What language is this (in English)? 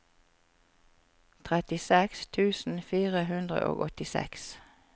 Norwegian